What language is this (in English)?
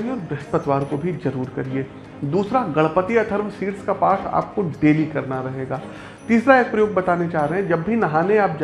Hindi